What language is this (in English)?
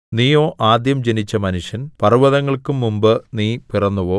Malayalam